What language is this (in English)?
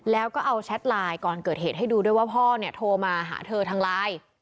Thai